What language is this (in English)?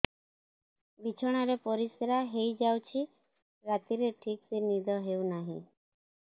Odia